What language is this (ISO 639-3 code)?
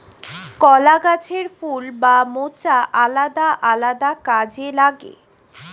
ben